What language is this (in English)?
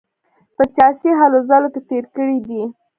Pashto